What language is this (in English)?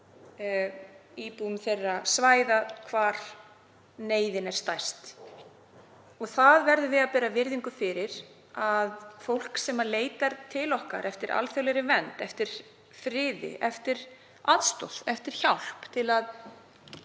Icelandic